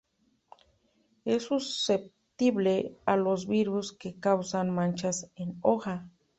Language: Spanish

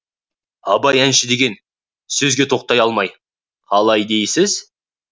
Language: Kazakh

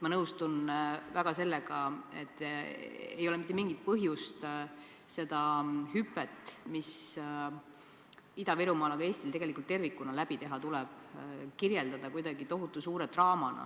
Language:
Estonian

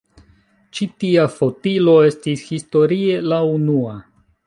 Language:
Esperanto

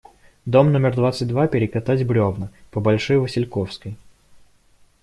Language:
Russian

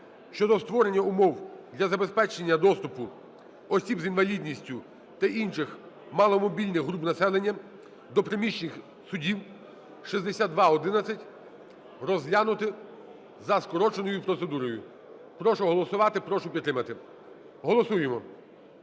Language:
Ukrainian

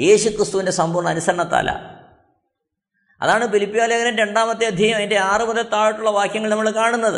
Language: Malayalam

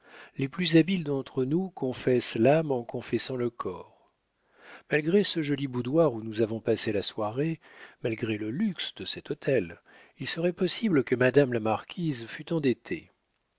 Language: French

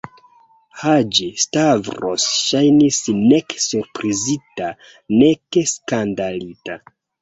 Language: Esperanto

